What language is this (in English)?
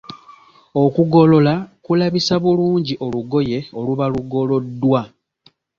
Ganda